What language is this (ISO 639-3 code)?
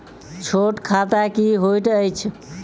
mai